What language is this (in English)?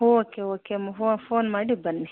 Kannada